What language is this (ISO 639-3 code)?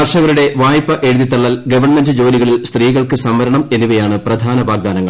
mal